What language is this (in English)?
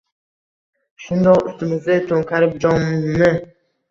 Uzbek